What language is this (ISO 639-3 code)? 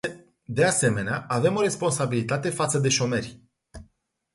ron